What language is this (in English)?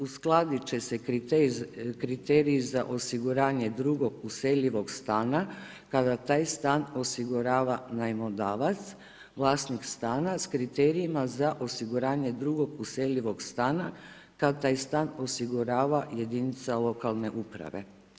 Croatian